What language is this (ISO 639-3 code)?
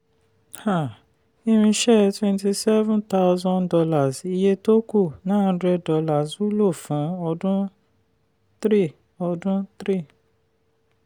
yor